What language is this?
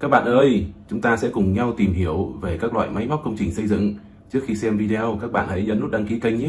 Vietnamese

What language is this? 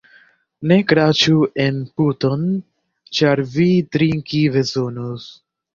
Esperanto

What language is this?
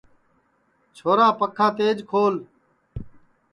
Sansi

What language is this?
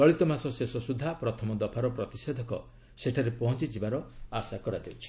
Odia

